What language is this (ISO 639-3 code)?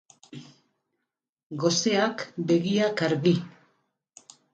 eus